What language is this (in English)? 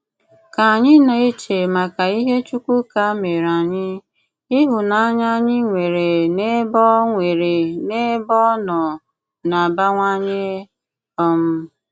Igbo